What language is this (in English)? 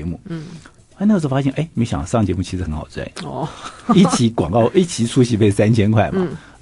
Chinese